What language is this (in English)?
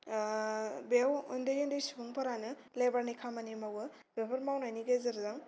Bodo